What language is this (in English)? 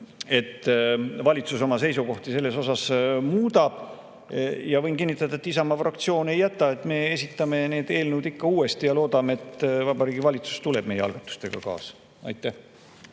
Estonian